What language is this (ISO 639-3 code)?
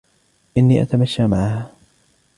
ara